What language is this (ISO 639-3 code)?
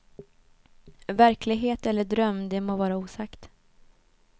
swe